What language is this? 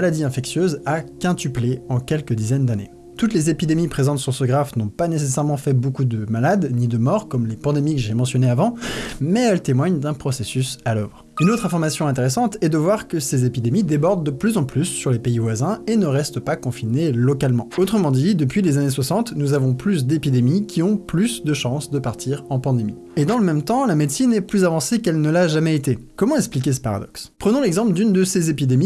French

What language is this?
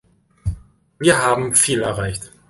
German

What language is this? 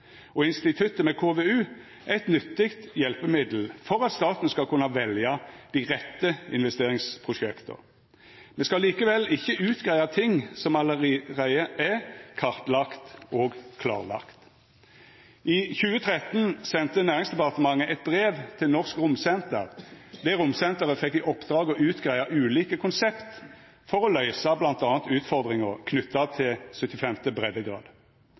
Norwegian Nynorsk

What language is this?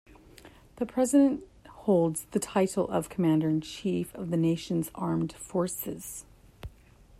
English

